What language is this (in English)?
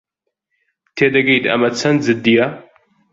Central Kurdish